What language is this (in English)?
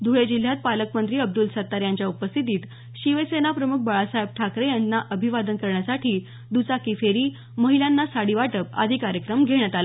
Marathi